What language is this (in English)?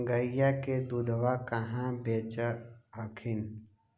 Magahi